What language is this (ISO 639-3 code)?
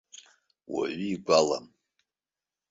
abk